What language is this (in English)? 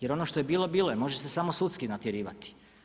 Croatian